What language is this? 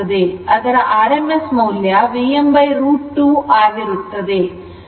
Kannada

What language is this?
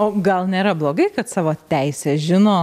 Lithuanian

